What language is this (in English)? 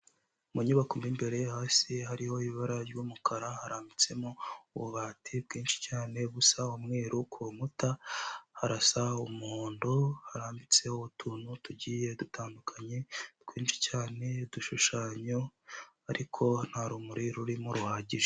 Kinyarwanda